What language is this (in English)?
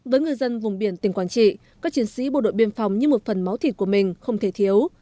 Vietnamese